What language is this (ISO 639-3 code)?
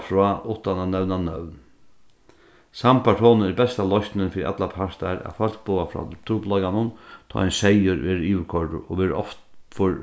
fao